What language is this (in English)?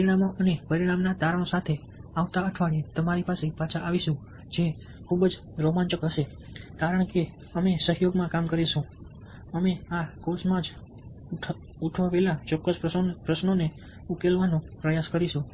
Gujarati